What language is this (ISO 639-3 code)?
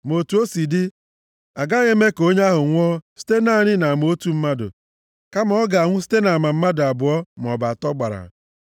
ibo